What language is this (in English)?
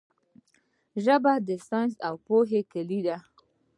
Pashto